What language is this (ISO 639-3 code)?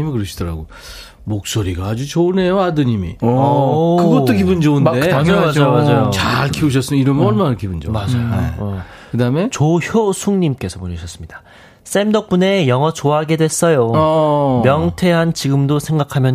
kor